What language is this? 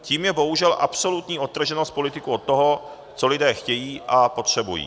Czech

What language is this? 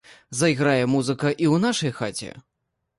Belarusian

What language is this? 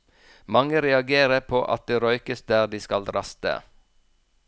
Norwegian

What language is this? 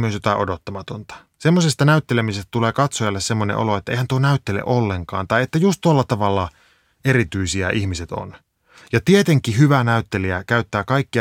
Finnish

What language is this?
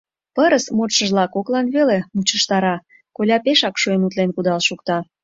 Mari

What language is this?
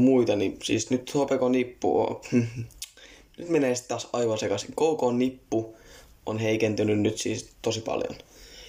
Finnish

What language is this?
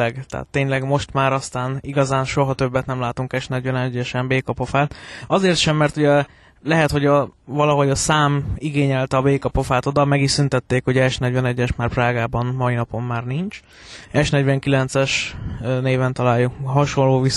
Hungarian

